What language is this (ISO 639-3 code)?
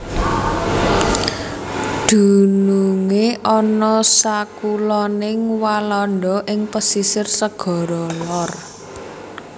jav